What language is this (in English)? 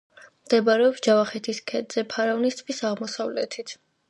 Georgian